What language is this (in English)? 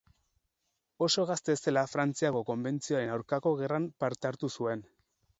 Basque